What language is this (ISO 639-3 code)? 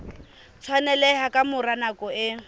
sot